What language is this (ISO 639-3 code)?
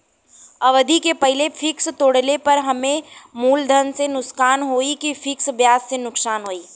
bho